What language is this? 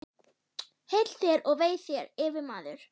Icelandic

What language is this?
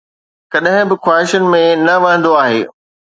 Sindhi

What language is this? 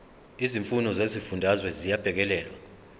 Zulu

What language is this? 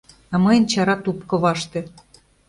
Mari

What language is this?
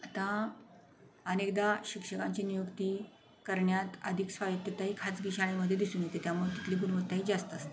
Marathi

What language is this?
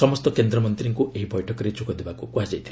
Odia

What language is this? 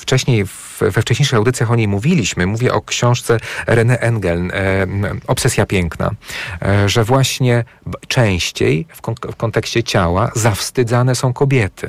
Polish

